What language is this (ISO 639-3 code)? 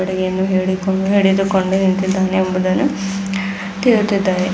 kan